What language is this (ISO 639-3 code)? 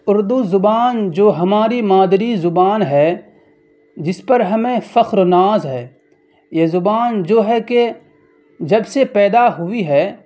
urd